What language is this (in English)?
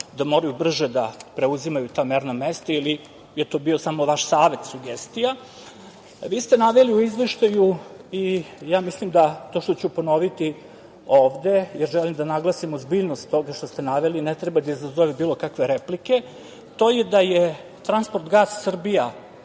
Serbian